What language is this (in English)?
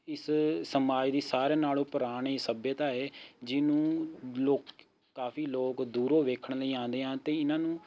Punjabi